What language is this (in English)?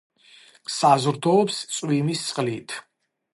Georgian